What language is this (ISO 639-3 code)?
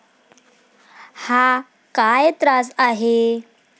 mar